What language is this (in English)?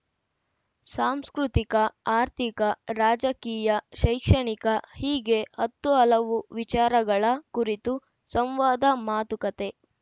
Kannada